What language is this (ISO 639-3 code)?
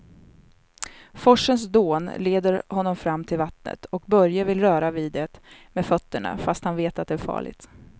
swe